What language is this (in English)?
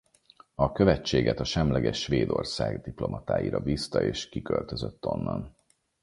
Hungarian